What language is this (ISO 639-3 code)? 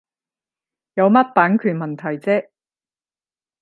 yue